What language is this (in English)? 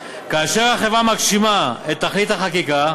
Hebrew